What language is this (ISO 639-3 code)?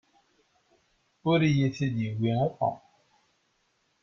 kab